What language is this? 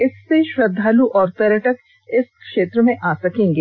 Hindi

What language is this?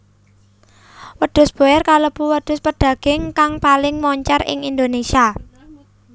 Javanese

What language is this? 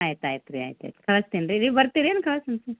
Kannada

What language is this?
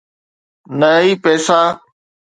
Sindhi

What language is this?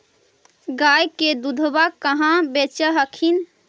Magahi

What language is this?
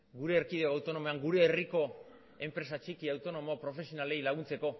Basque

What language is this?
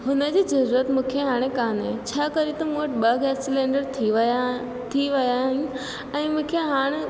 Sindhi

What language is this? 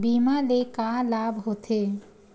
Chhattisgarhi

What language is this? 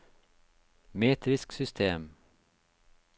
Norwegian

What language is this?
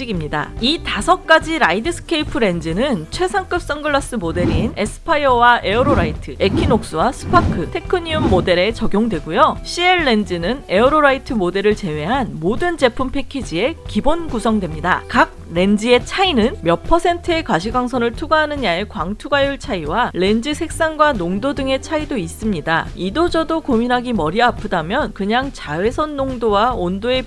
Korean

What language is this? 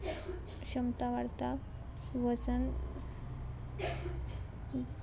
Konkani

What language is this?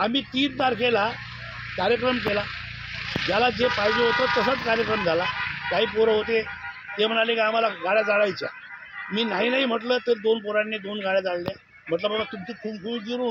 Hindi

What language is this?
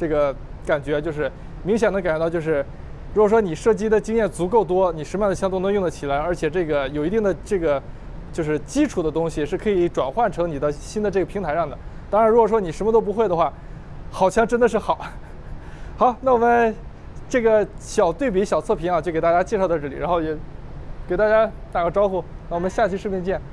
Chinese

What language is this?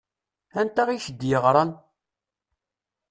Kabyle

